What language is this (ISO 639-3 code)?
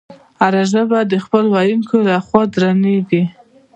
pus